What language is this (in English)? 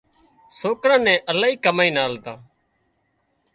Wadiyara Koli